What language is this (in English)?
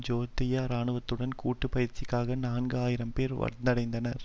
Tamil